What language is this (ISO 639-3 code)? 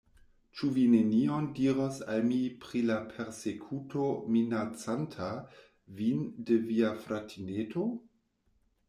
epo